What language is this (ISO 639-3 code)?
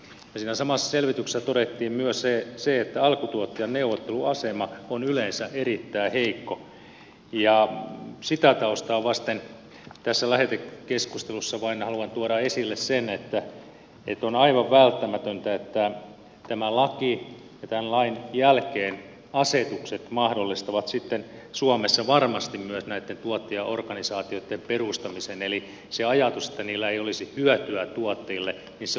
fin